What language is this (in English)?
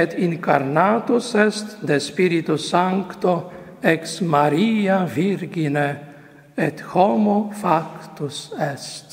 Polish